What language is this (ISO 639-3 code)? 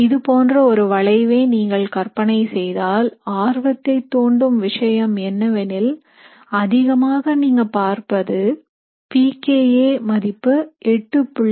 tam